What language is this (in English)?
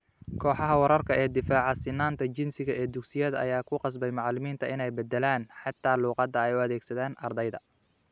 Somali